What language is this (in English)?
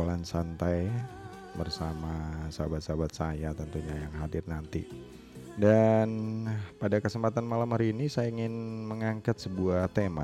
Indonesian